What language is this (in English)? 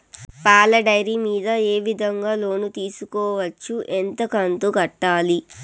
Telugu